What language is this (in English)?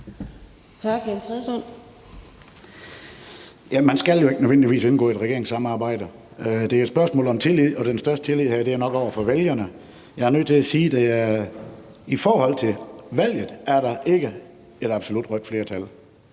Danish